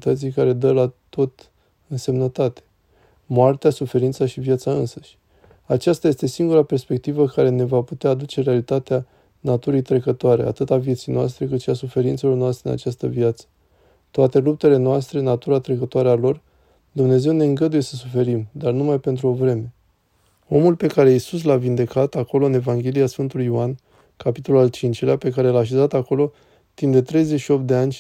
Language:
Romanian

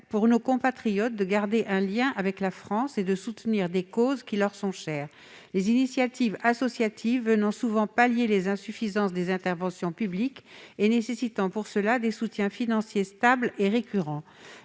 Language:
French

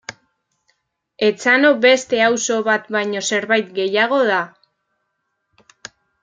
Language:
Basque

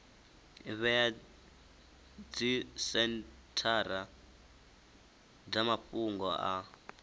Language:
Venda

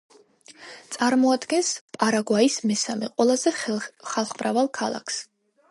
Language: Georgian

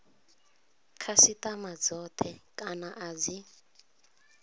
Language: Venda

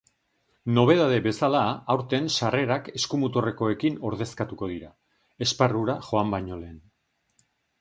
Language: Basque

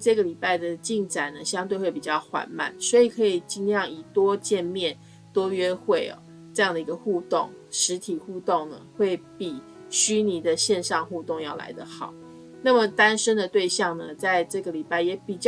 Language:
Chinese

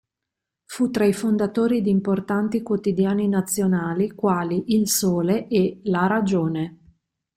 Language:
Italian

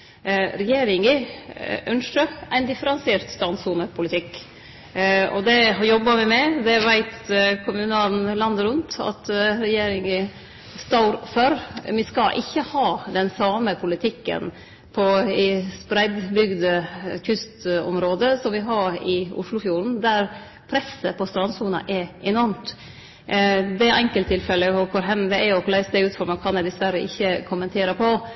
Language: Norwegian Nynorsk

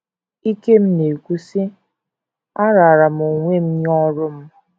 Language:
Igbo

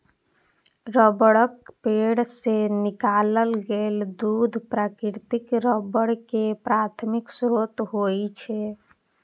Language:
Maithili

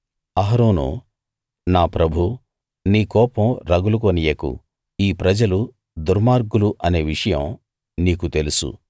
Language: Telugu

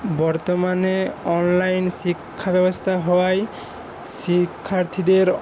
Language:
Bangla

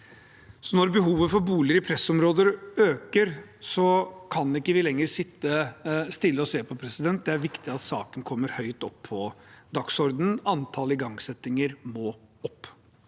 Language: Norwegian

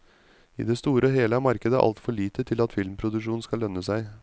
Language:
Norwegian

